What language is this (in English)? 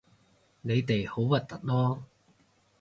Cantonese